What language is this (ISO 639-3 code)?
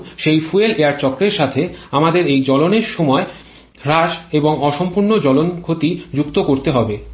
ben